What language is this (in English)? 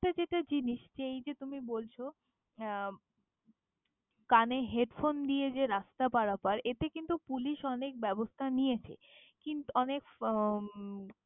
Bangla